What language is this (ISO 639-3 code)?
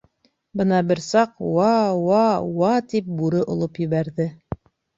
bak